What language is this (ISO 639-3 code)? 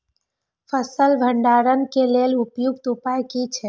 mai